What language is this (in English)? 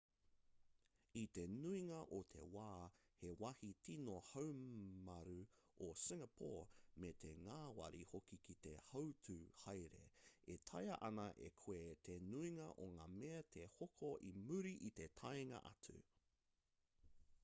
Māori